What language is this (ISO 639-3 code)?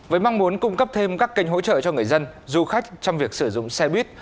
vie